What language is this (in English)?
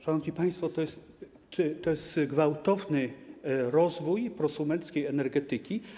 Polish